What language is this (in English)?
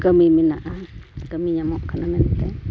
Santali